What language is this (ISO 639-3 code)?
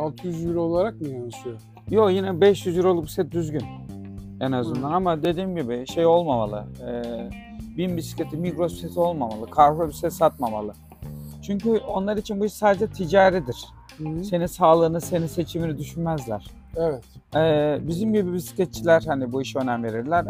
tur